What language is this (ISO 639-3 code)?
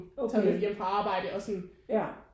dan